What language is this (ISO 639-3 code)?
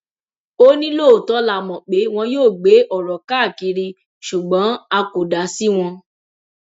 yor